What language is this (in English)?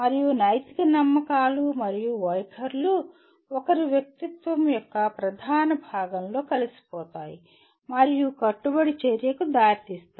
Telugu